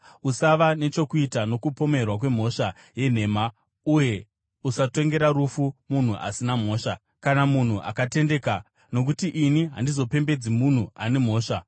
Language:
Shona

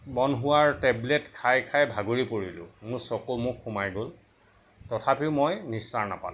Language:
Assamese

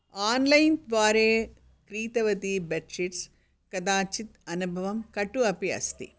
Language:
Sanskrit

